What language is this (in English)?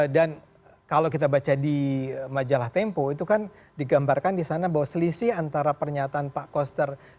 Indonesian